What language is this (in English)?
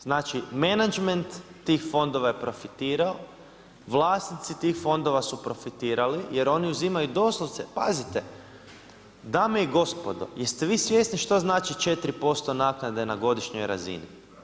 Croatian